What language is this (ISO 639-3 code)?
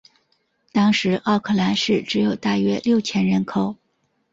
zho